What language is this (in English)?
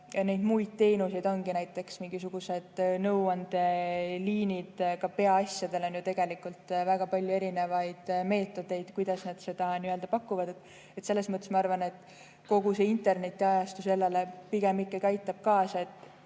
Estonian